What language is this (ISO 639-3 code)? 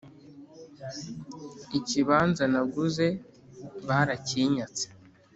kin